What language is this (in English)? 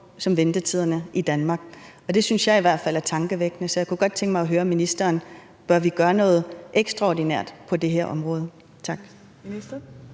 Danish